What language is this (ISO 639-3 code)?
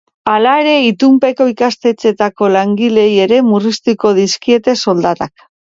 eus